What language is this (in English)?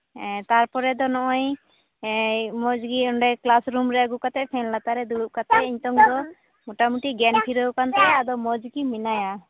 Santali